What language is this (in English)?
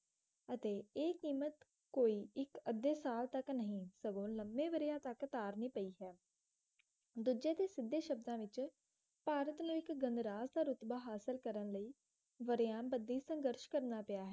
Punjabi